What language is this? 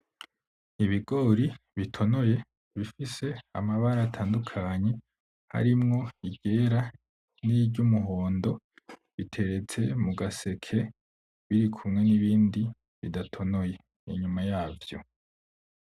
Rundi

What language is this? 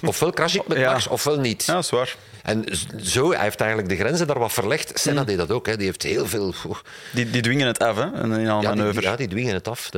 Dutch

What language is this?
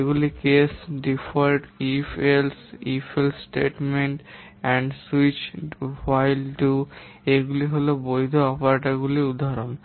Bangla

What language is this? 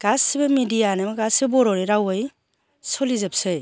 Bodo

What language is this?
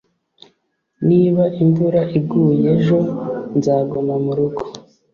Kinyarwanda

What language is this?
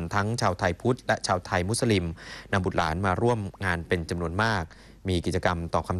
Thai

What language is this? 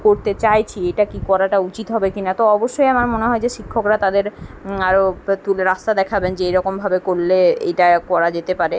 Bangla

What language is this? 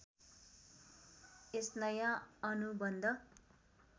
Nepali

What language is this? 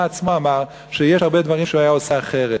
Hebrew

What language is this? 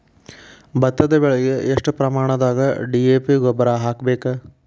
Kannada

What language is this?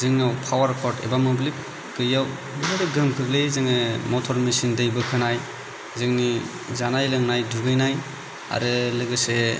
Bodo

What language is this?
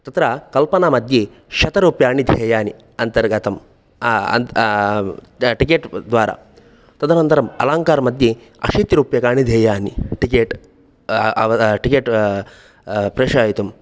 Sanskrit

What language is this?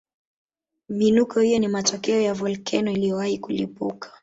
Swahili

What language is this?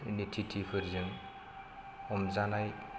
Bodo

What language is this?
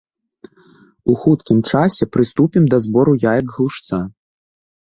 Belarusian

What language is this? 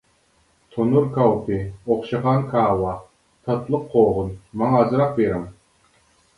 Uyghur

